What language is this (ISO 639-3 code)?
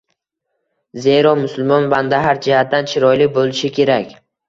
uzb